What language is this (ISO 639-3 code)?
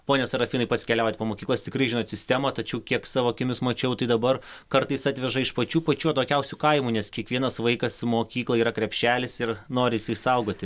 lit